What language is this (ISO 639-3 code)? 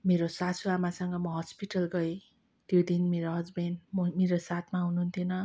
nep